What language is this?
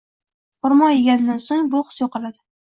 Uzbek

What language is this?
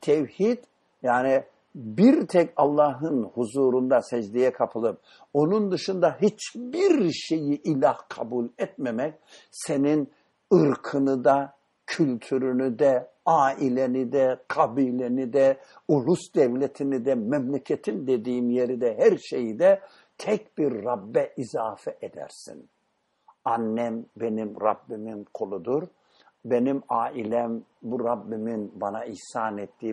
Turkish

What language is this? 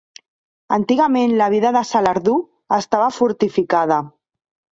Catalan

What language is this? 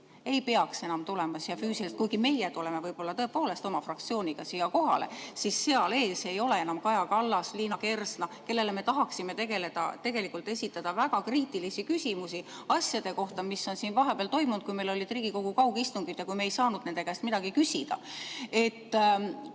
Estonian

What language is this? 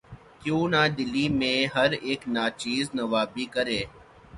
Urdu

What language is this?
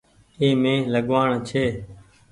Goaria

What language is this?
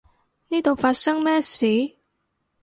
Cantonese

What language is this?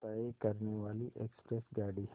Hindi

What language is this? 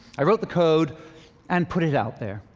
English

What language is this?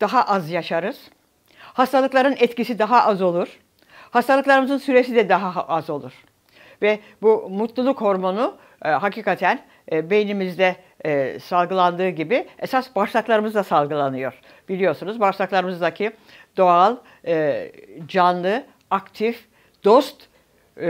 Turkish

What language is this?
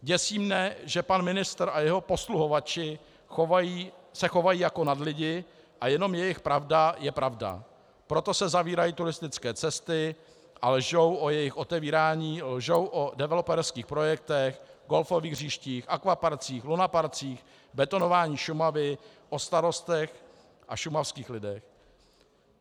Czech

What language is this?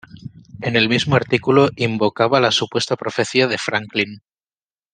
Spanish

